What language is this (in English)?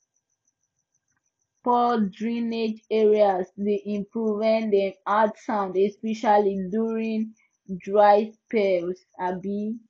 Nigerian Pidgin